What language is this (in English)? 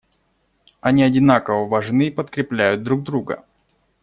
Russian